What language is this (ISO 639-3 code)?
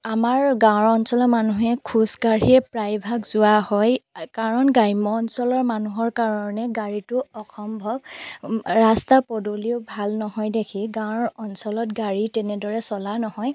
asm